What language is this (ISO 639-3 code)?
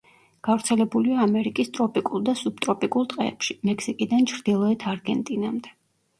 kat